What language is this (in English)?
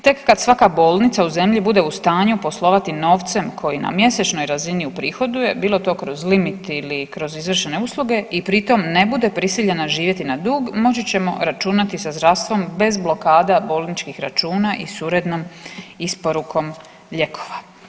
Croatian